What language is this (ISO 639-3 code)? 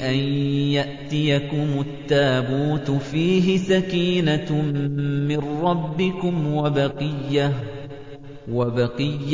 ara